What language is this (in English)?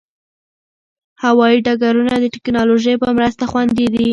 Pashto